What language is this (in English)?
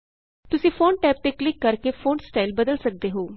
Punjabi